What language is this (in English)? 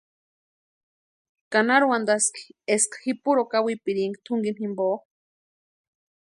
Western Highland Purepecha